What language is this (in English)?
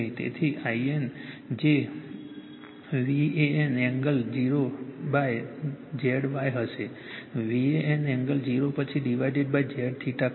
Gujarati